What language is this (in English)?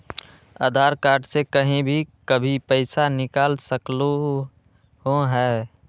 Magahi